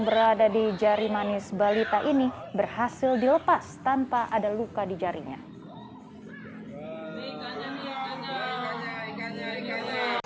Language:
Indonesian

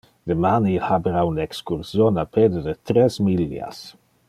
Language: Interlingua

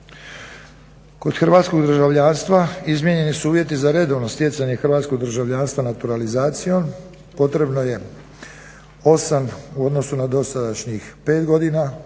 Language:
Croatian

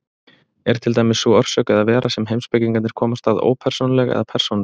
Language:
Icelandic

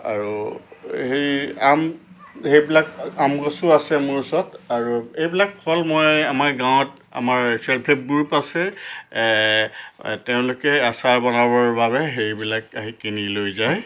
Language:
Assamese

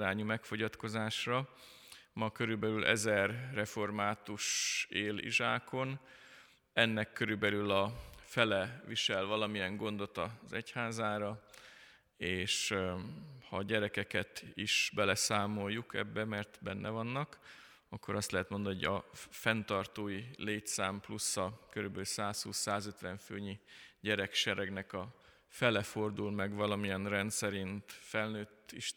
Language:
Hungarian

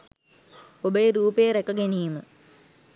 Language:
Sinhala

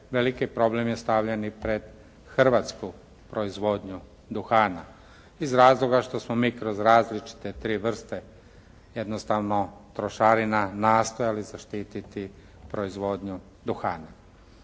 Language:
Croatian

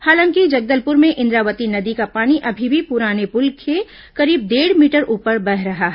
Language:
Hindi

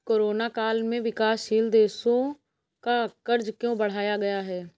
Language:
Hindi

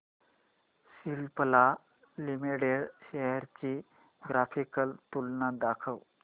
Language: Marathi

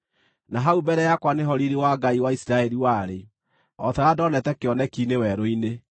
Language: Kikuyu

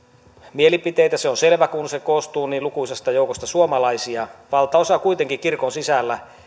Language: Finnish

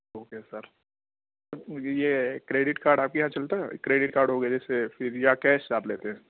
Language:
Urdu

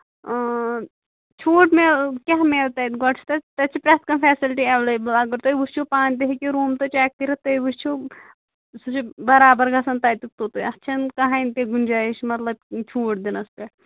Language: Kashmiri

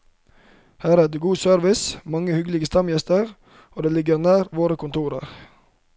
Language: Norwegian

